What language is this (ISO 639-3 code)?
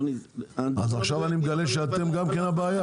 heb